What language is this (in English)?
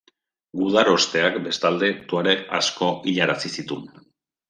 Basque